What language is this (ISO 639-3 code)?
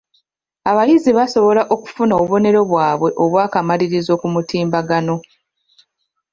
lug